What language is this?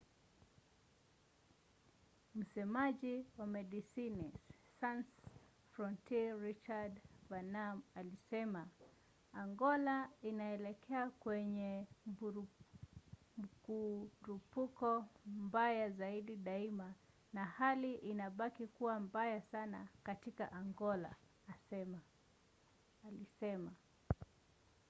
Swahili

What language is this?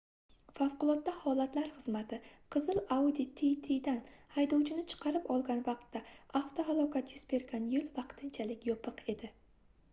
Uzbek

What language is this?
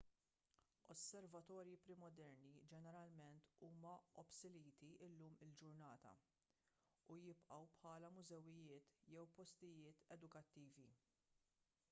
Maltese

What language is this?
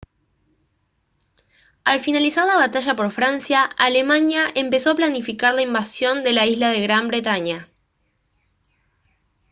Spanish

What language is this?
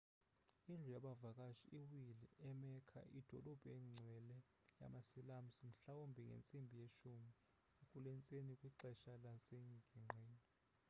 Xhosa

